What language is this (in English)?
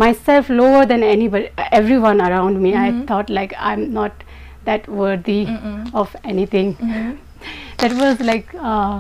English